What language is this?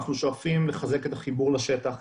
Hebrew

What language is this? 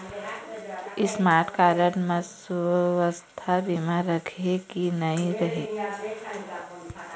Chhattisgarhi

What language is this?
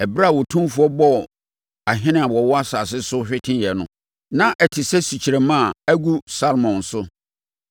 Akan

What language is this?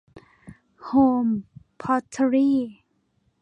Thai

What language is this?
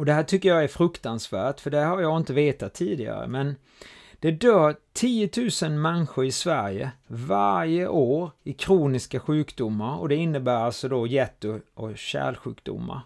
Swedish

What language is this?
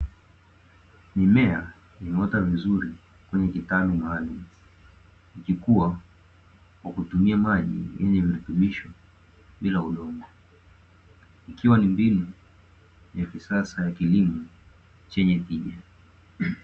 Swahili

